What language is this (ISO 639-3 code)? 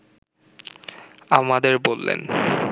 ben